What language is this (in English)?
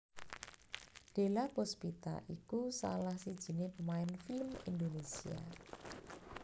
Javanese